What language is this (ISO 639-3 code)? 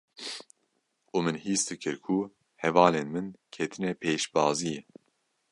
kur